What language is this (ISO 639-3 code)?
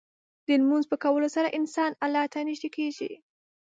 pus